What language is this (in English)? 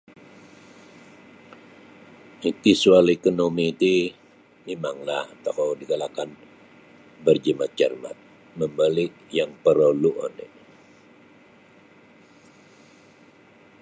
Sabah Bisaya